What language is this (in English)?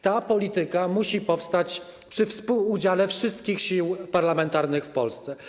Polish